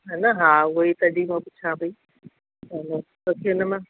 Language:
Sindhi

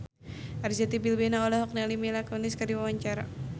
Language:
Sundanese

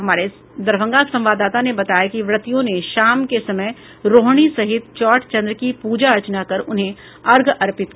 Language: Hindi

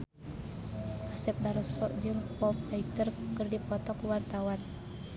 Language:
Sundanese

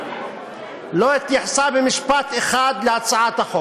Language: Hebrew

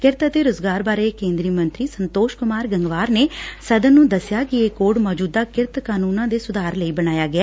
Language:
Punjabi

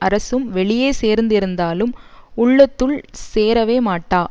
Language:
Tamil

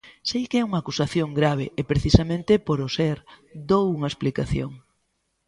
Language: Galician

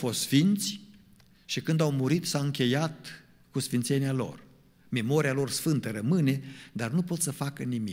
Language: Romanian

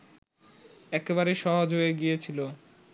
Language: Bangla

